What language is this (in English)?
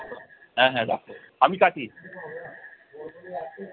Bangla